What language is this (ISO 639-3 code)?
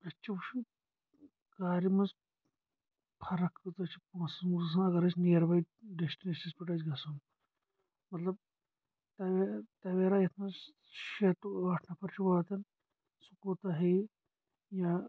kas